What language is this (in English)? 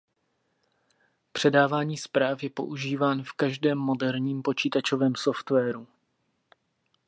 Czech